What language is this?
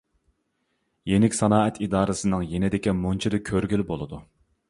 Uyghur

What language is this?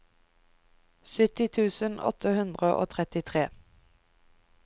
Norwegian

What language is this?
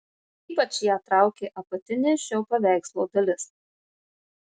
Lithuanian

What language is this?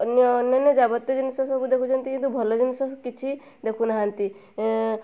Odia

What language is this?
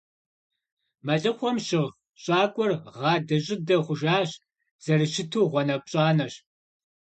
Kabardian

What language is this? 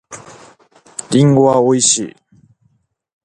Japanese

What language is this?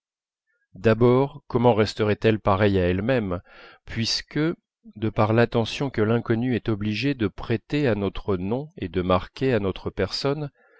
French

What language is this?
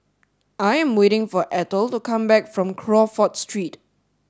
English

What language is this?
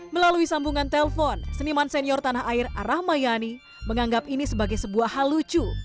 Indonesian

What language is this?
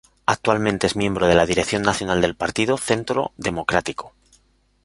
Spanish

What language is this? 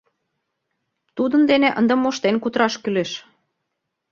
Mari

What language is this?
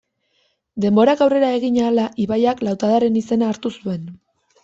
Basque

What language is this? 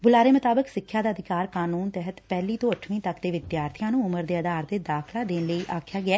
Punjabi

